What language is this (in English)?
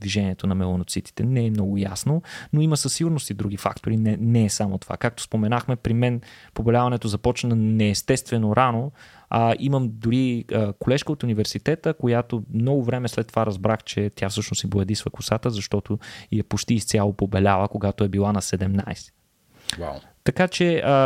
Bulgarian